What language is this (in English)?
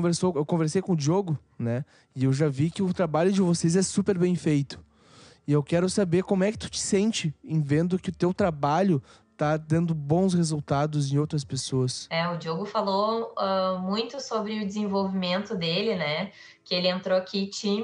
Portuguese